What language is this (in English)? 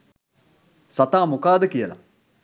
Sinhala